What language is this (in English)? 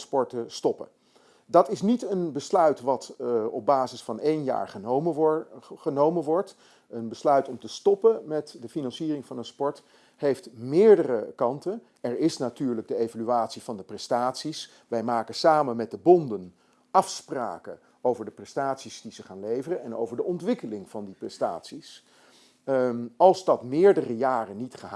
Dutch